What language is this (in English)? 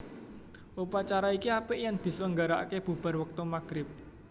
Javanese